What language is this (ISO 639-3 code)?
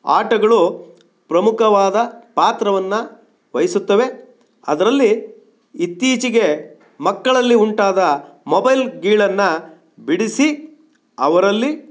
kan